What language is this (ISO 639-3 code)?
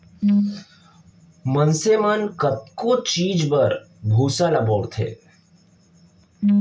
hne